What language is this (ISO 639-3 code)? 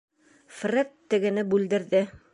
bak